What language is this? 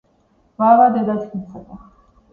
Georgian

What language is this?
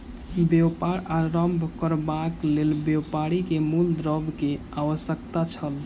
Maithili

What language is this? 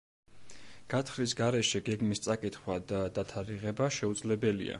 Georgian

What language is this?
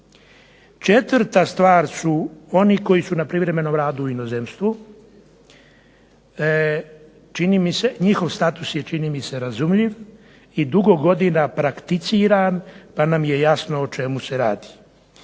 Croatian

